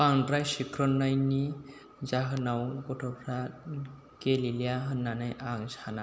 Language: Bodo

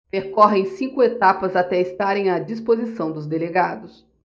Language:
Portuguese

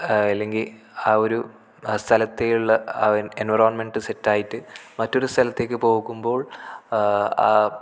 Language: Malayalam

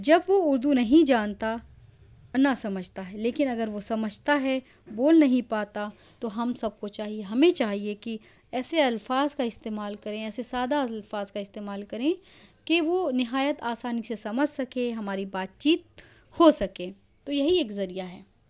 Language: Urdu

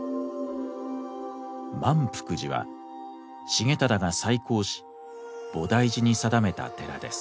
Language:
Japanese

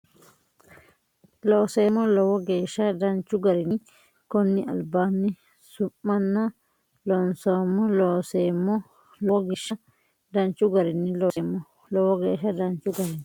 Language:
Sidamo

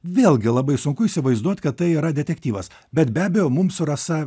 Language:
Lithuanian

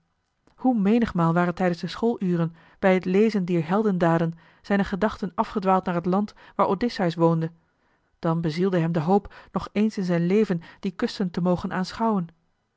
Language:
Dutch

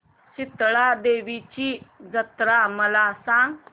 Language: Marathi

